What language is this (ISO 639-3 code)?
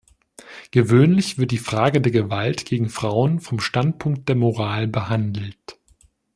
deu